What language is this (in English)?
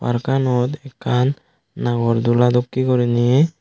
Chakma